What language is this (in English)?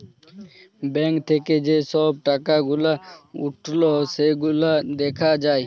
Bangla